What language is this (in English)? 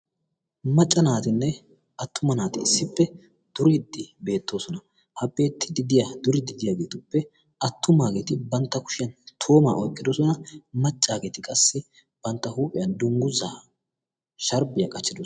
Wolaytta